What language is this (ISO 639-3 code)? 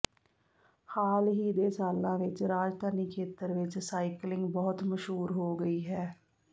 pan